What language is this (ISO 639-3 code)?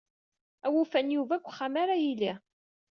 kab